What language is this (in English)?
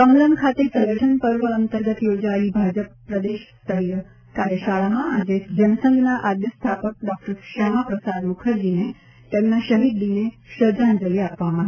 Gujarati